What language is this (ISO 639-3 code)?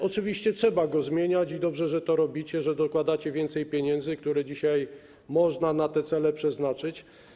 pol